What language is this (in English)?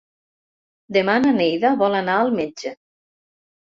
Catalan